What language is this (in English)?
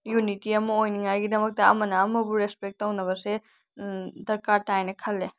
Manipuri